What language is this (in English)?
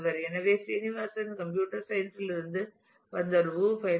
Tamil